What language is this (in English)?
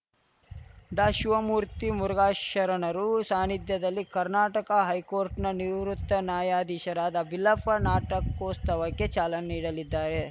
Kannada